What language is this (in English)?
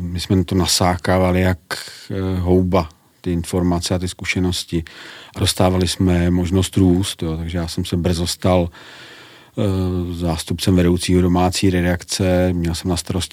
Czech